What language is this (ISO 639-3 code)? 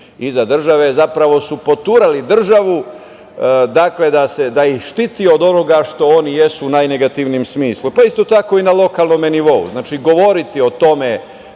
srp